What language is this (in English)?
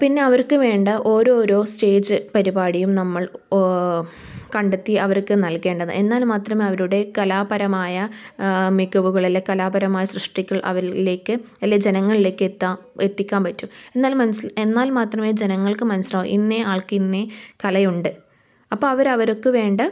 Malayalam